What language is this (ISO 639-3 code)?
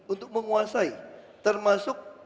ind